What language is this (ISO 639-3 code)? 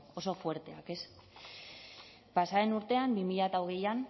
eus